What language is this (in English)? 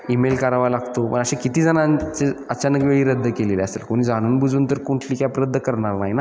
Marathi